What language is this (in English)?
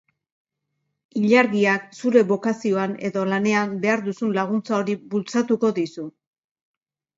Basque